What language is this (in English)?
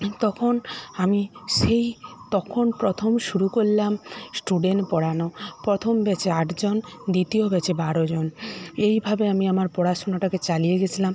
Bangla